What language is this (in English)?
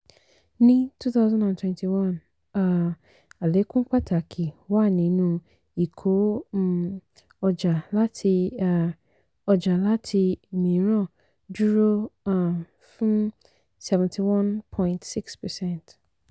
Yoruba